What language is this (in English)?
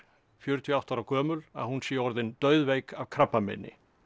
Icelandic